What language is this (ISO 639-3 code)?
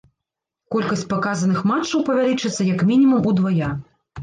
bel